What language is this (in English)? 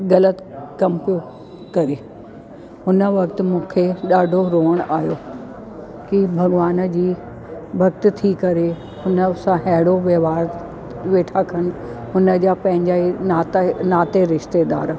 Sindhi